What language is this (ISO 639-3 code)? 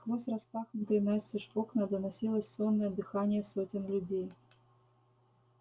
rus